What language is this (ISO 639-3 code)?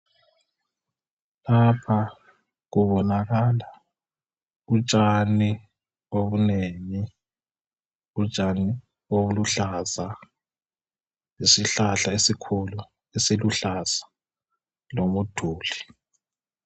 nde